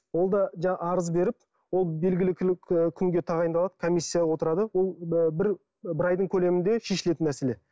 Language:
Kazakh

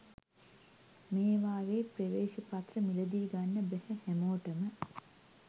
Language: Sinhala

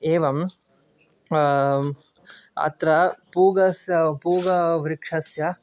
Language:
Sanskrit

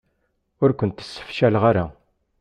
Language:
Kabyle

